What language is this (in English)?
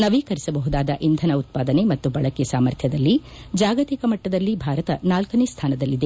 Kannada